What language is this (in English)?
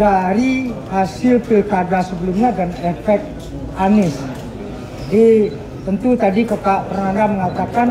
Indonesian